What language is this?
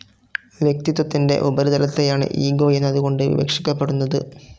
Malayalam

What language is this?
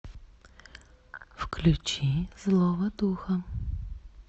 Russian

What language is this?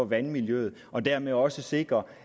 Danish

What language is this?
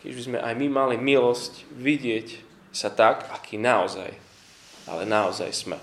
Slovak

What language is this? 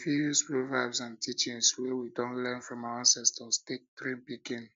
Nigerian Pidgin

